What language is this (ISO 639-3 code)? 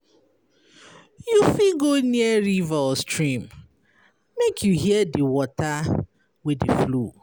pcm